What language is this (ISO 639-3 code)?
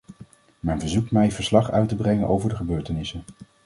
nld